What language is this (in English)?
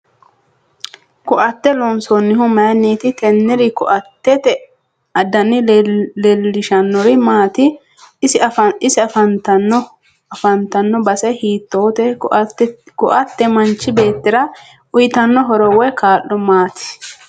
Sidamo